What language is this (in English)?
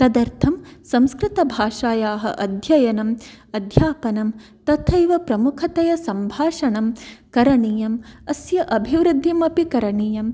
Sanskrit